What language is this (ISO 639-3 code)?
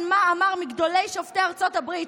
heb